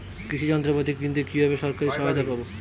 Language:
Bangla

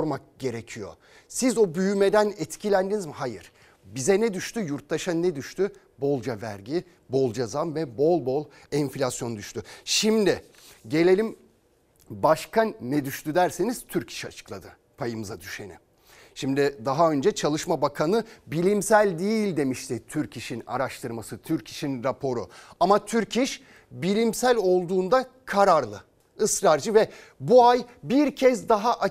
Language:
Turkish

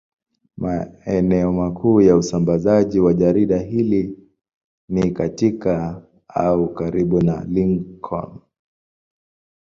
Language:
Swahili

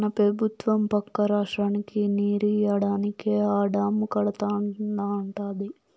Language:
Telugu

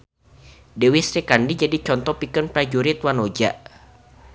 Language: Sundanese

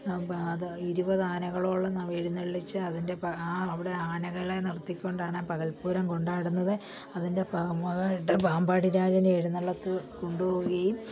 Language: Malayalam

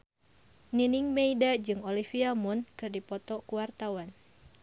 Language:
Sundanese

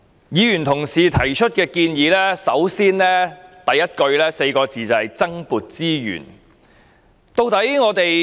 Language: Cantonese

